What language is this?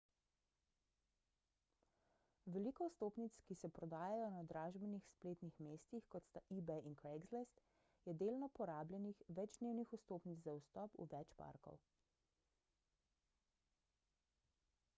Slovenian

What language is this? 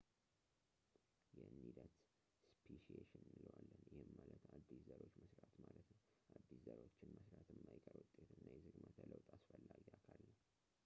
Amharic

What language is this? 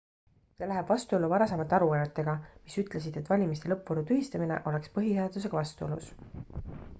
Estonian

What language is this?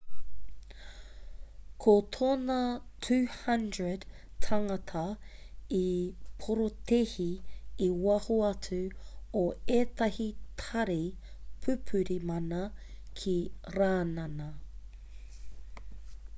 Māori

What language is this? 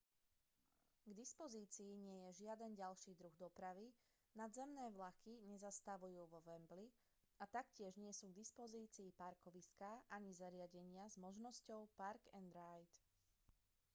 Slovak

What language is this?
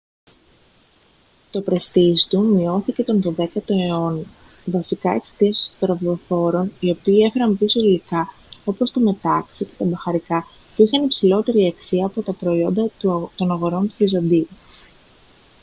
Greek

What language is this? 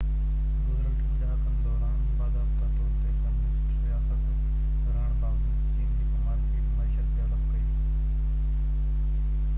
Sindhi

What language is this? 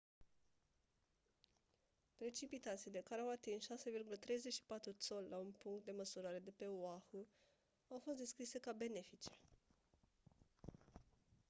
Romanian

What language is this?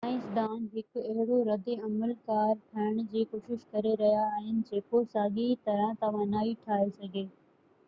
Sindhi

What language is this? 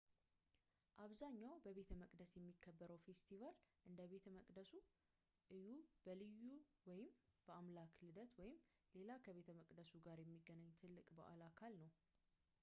Amharic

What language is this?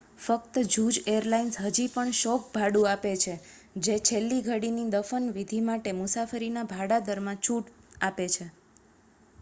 Gujarati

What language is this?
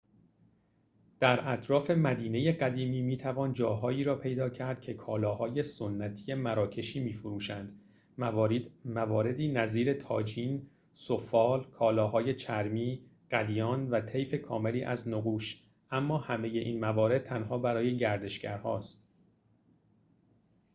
Persian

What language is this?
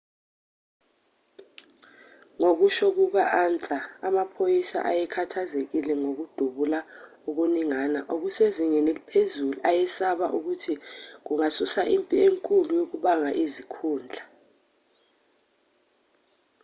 Zulu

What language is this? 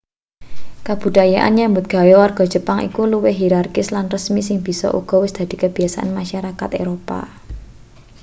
Javanese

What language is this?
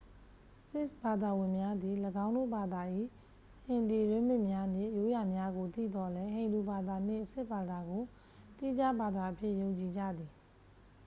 Burmese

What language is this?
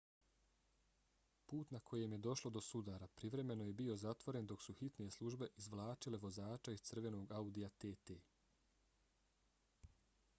Bosnian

